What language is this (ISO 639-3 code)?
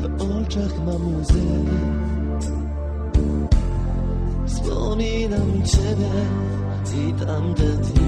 pol